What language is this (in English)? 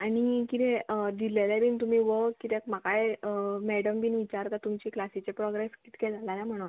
Konkani